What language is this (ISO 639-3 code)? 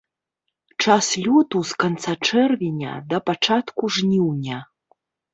bel